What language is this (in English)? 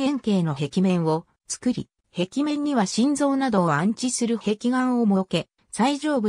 Japanese